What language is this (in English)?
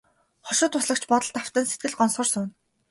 Mongolian